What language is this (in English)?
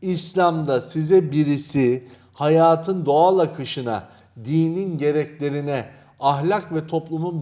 Turkish